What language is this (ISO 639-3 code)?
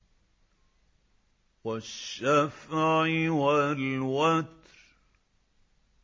ara